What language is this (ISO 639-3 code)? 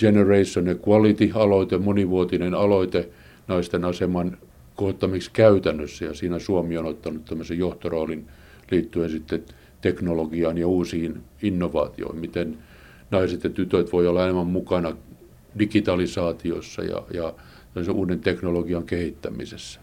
fin